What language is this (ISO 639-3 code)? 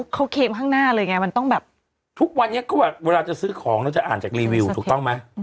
tha